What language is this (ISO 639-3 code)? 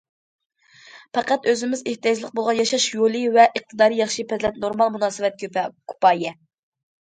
uig